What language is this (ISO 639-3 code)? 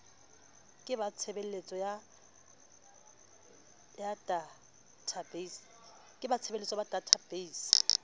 sot